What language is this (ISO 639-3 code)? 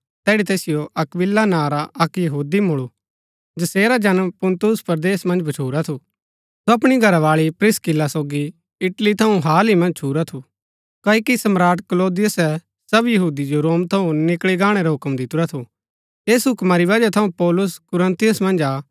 gbk